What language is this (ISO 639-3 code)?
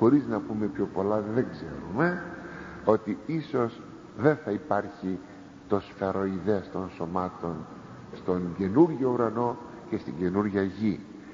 ell